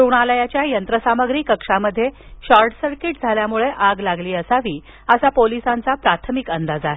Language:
Marathi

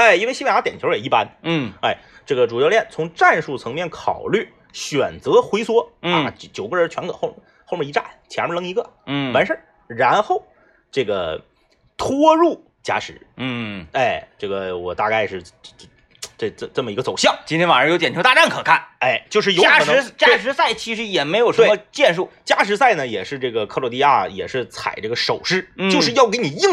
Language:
Chinese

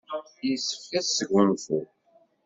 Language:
Kabyle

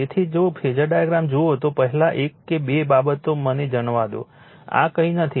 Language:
Gujarati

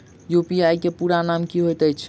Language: Maithili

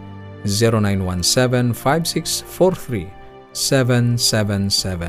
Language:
Filipino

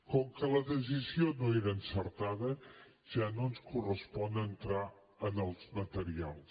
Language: Catalan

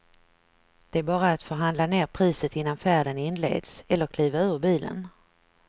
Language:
Swedish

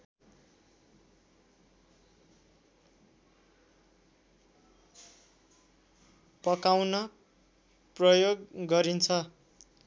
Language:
Nepali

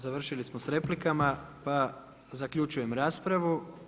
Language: Croatian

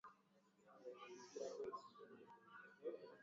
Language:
Swahili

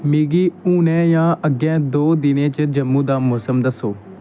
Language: Dogri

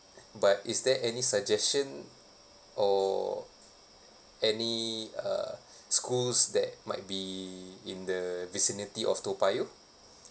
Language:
English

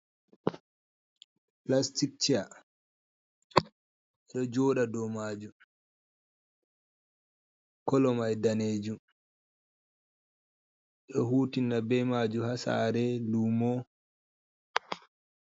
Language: Fula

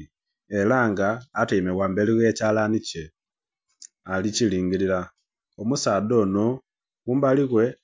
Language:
Soga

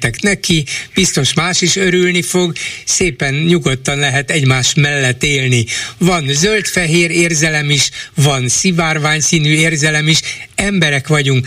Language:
Hungarian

